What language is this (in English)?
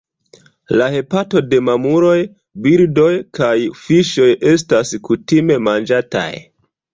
Esperanto